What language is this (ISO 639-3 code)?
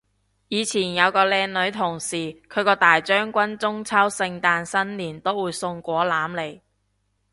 yue